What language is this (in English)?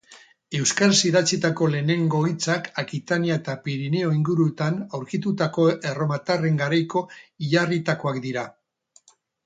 Basque